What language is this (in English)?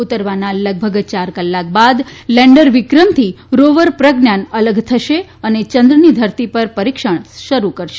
Gujarati